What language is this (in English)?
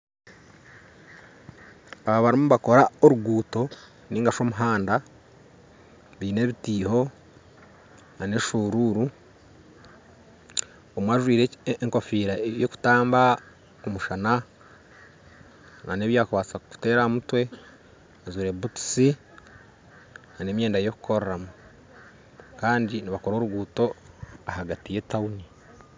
Nyankole